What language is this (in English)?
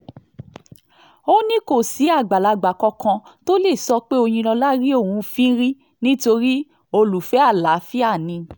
Yoruba